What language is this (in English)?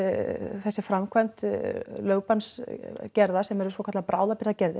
Icelandic